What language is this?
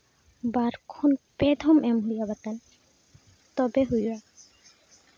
Santali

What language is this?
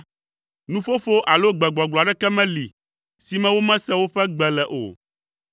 Ewe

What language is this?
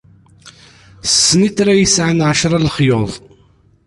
Kabyle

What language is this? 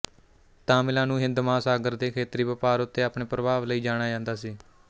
Punjabi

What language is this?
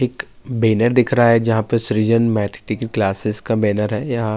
Urdu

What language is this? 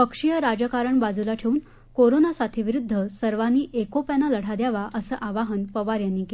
Marathi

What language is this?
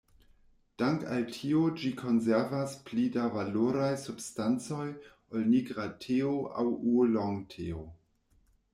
Esperanto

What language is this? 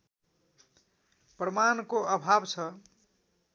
Nepali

